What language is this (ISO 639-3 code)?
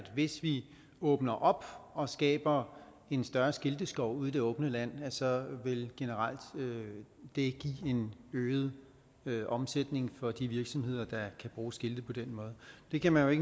dan